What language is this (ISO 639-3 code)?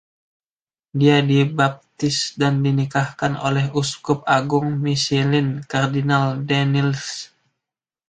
ind